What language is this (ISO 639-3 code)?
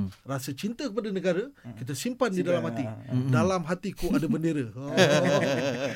msa